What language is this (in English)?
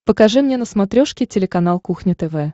Russian